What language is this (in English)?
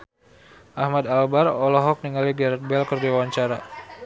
Sundanese